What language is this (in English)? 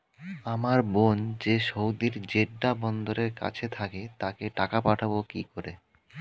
Bangla